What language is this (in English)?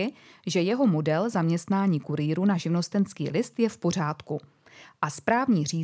Czech